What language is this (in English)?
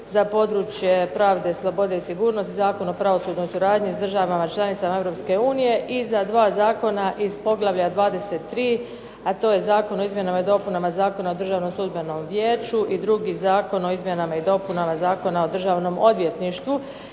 Croatian